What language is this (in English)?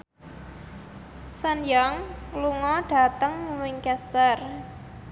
Javanese